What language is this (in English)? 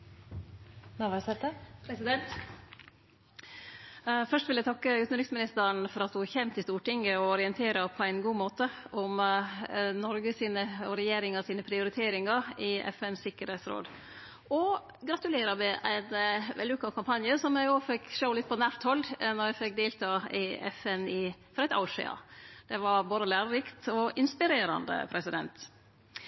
Norwegian Nynorsk